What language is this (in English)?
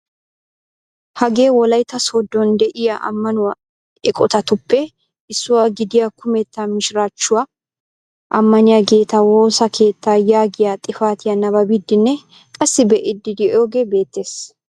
Wolaytta